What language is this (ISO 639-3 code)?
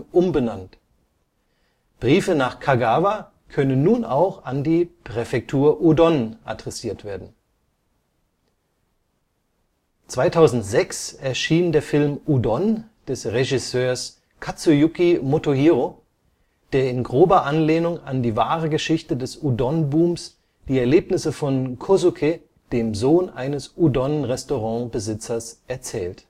deu